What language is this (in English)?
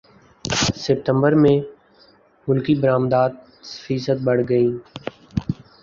Urdu